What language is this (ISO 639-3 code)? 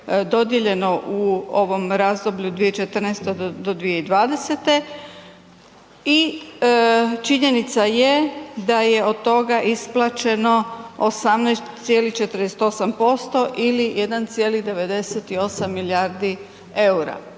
hrv